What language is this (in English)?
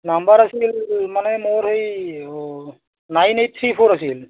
Assamese